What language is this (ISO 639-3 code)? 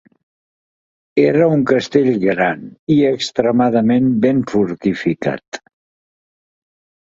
cat